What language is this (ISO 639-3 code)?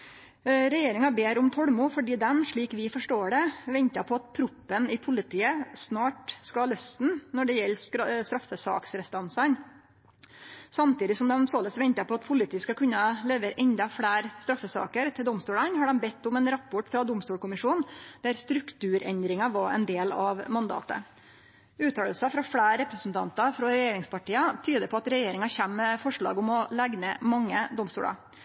nno